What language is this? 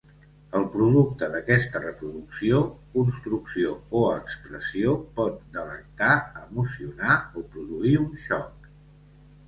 Catalan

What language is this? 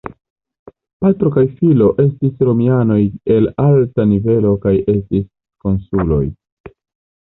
Esperanto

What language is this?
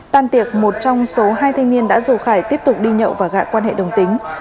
Vietnamese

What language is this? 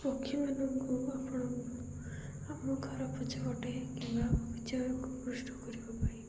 Odia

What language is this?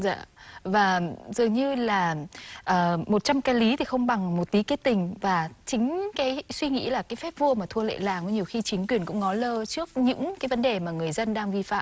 Vietnamese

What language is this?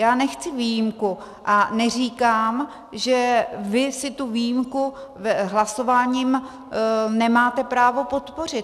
Czech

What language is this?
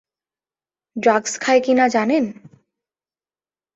Bangla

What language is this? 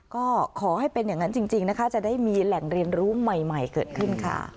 Thai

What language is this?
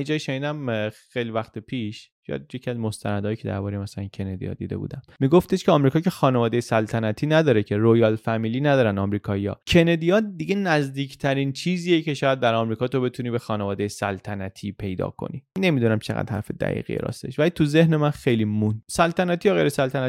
Persian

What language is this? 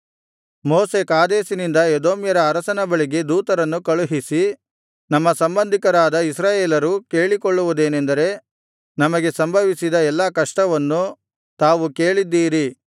Kannada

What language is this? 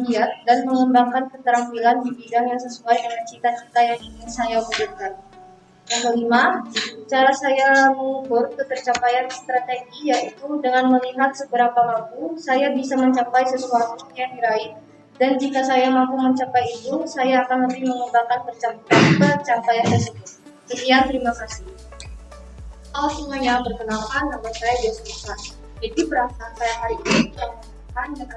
Indonesian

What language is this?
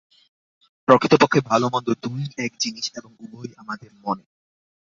Bangla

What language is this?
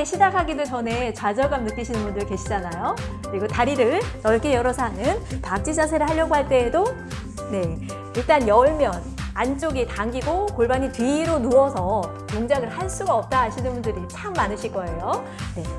Korean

